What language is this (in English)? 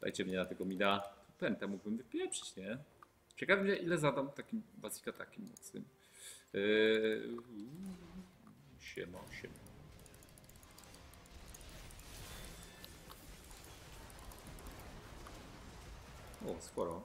Polish